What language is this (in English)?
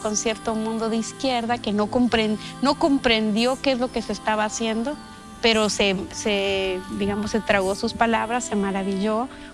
Spanish